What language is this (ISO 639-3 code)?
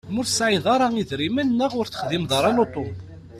kab